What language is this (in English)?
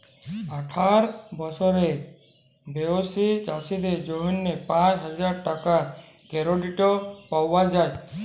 Bangla